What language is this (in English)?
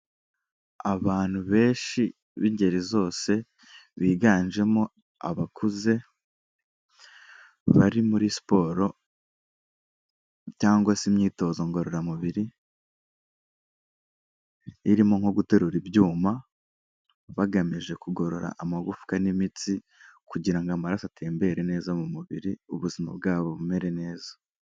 Kinyarwanda